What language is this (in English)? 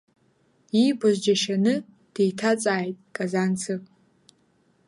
Abkhazian